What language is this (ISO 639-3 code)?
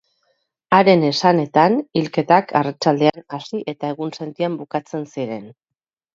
eus